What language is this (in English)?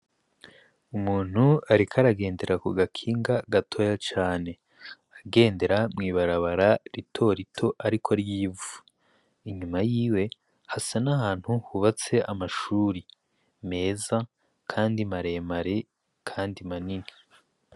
Rundi